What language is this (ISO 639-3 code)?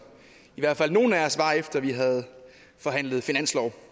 dan